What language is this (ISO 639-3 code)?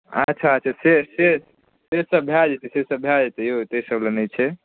mai